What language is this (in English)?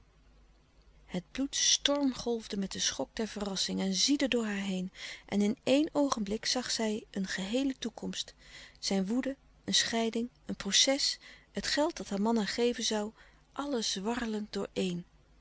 Dutch